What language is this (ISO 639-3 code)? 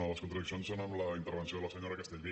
cat